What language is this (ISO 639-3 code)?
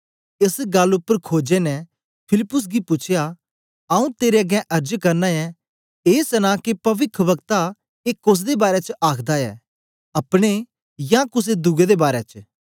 doi